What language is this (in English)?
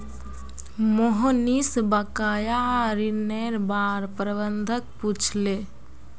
Magahi